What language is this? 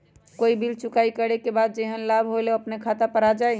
Magahi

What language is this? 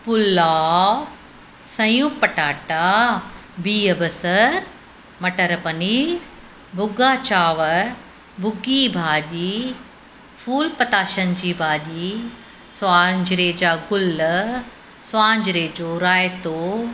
Sindhi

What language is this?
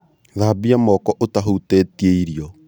Kikuyu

